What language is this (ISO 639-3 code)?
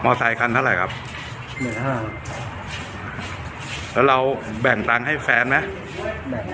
tha